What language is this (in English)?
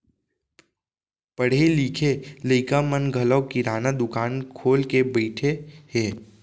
Chhattisgarhi